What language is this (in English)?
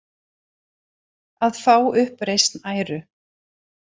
Icelandic